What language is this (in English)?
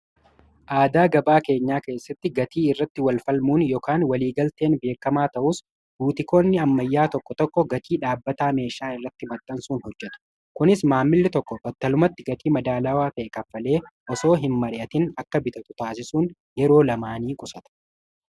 Oromo